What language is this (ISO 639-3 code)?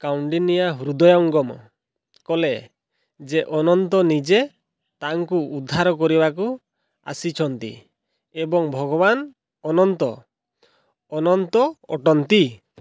ori